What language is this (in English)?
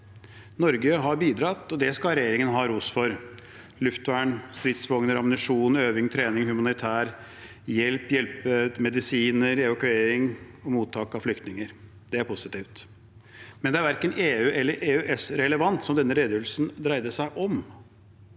Norwegian